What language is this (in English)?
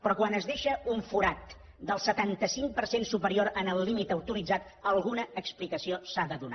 Catalan